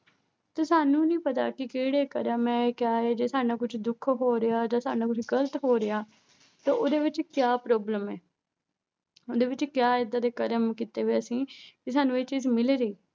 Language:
Punjabi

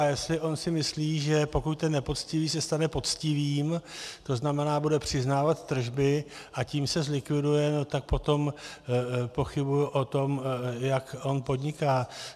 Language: Czech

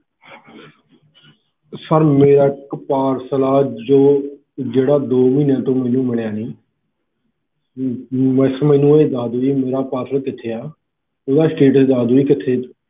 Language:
Punjabi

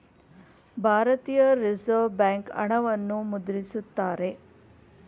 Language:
Kannada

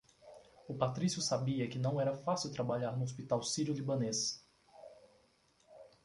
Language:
Portuguese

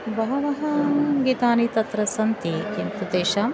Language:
Sanskrit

